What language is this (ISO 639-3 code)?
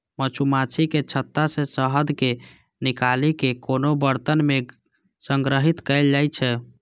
mai